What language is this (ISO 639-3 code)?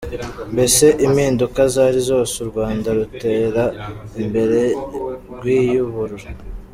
kin